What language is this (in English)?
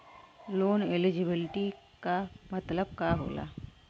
Bhojpuri